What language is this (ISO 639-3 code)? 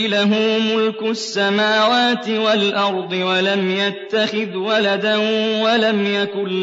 ara